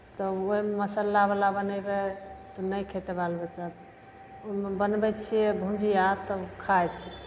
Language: Maithili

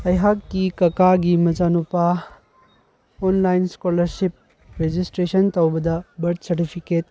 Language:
Manipuri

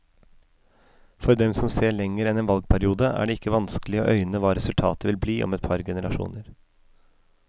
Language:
Norwegian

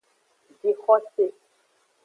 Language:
Aja (Benin)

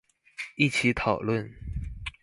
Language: Chinese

